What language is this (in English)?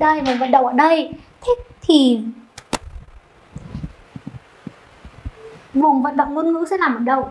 Vietnamese